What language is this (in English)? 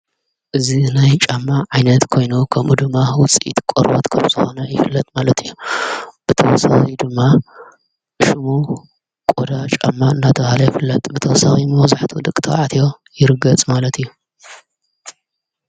Tigrinya